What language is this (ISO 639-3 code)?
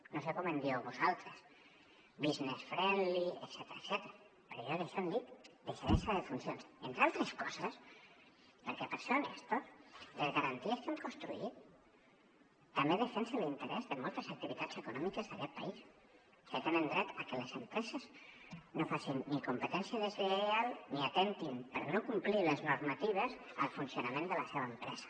cat